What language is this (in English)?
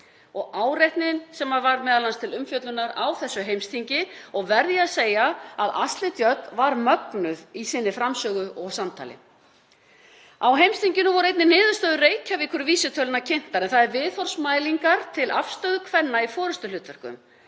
Icelandic